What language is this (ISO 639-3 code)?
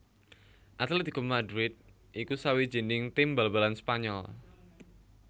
jav